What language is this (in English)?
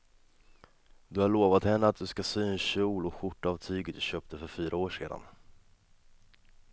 Swedish